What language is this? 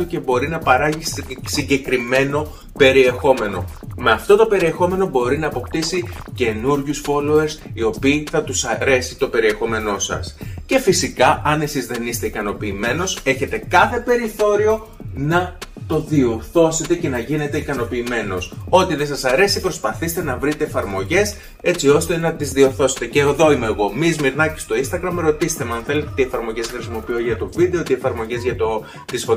Greek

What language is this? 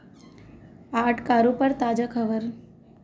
Hindi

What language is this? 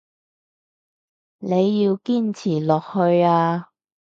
Cantonese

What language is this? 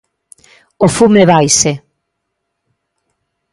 Galician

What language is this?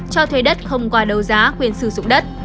Vietnamese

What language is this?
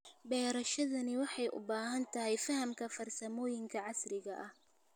Somali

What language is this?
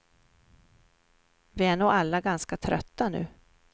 Swedish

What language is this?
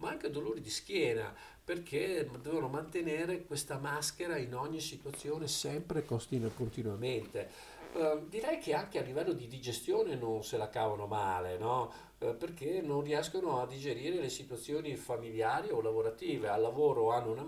Italian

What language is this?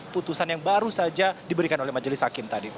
Indonesian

